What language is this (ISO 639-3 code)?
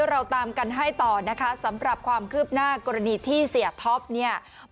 tha